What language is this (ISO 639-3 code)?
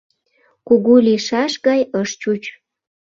chm